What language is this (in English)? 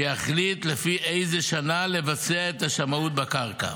Hebrew